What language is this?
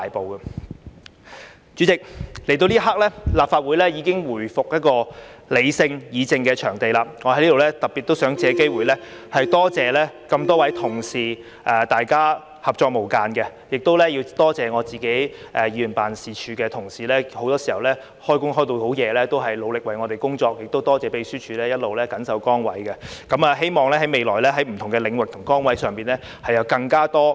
Cantonese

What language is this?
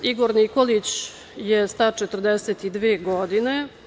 Serbian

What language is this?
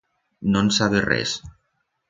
Aragonese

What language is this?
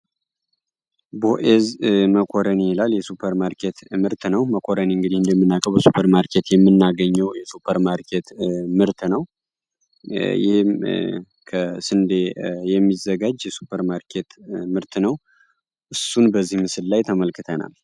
Amharic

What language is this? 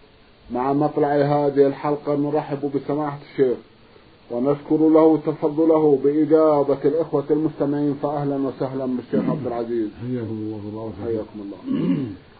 Arabic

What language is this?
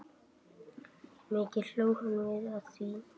Icelandic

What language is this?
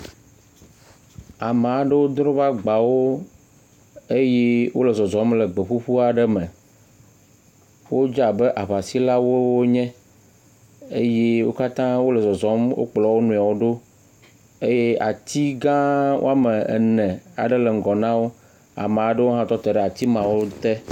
Ewe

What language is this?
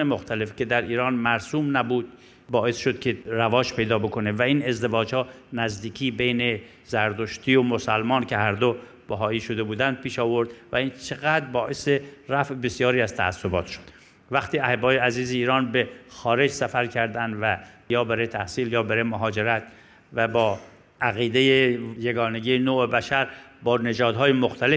Persian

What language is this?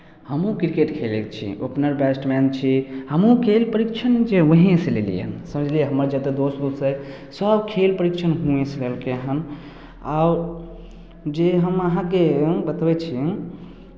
Maithili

